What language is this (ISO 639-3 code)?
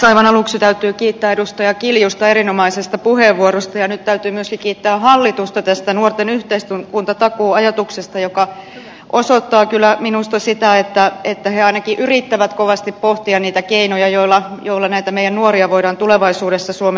fin